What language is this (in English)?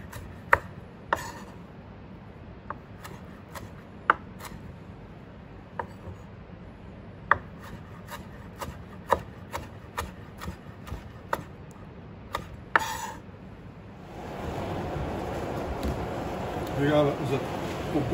Dutch